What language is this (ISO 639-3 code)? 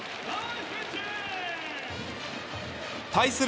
jpn